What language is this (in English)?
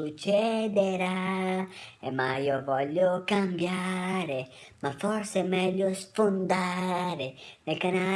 Italian